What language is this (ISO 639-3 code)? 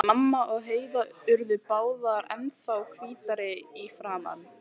isl